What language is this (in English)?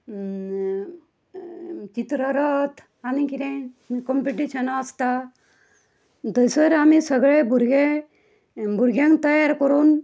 Konkani